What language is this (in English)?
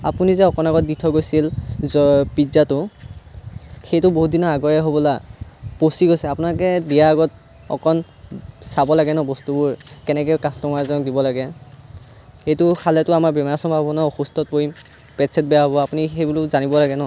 Assamese